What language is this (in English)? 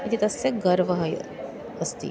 Sanskrit